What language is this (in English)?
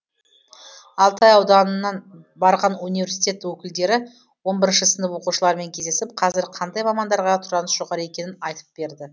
Kazakh